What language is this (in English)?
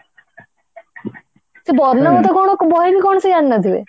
Odia